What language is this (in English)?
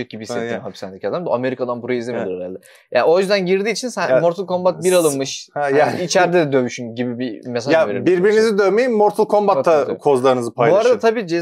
Turkish